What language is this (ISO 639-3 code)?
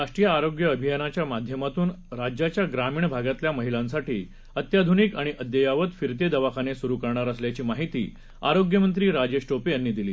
mar